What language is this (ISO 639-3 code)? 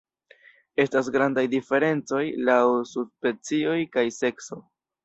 epo